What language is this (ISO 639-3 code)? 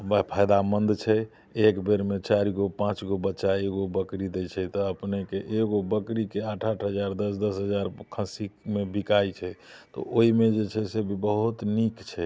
mai